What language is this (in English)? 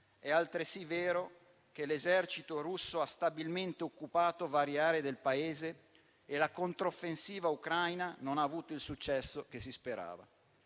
Italian